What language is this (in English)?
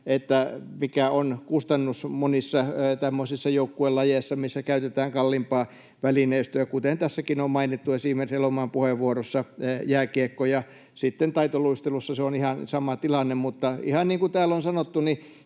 Finnish